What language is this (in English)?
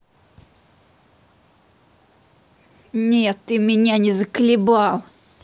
Russian